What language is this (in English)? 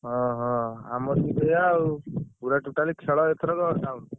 Odia